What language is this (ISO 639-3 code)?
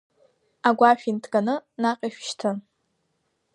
abk